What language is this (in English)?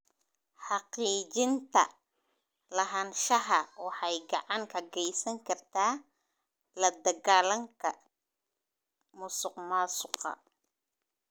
Somali